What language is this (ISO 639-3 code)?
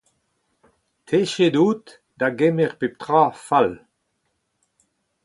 bre